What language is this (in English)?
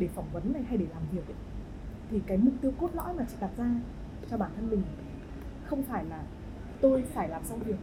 Vietnamese